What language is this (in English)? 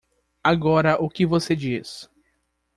Portuguese